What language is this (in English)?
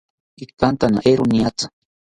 South Ucayali Ashéninka